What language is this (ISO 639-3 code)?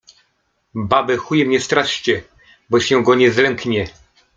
pol